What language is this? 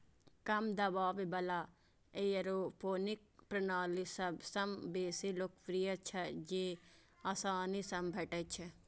Maithili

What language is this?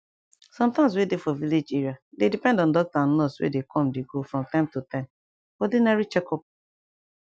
Nigerian Pidgin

